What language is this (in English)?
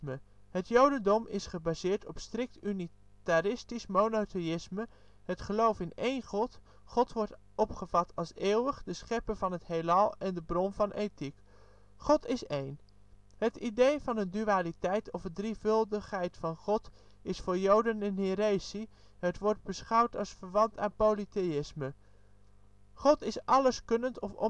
Dutch